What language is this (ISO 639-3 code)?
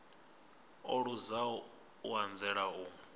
ven